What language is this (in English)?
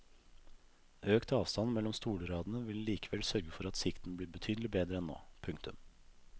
Norwegian